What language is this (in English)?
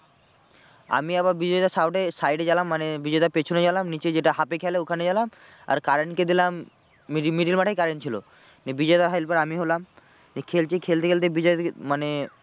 Bangla